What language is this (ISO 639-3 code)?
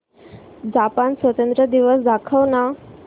mar